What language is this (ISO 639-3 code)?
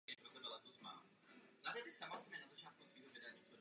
ces